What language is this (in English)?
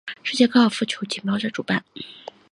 Chinese